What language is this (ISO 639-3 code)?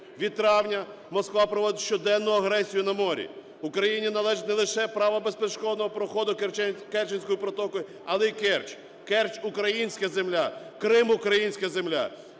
ukr